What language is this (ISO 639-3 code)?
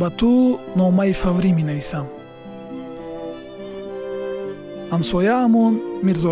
fas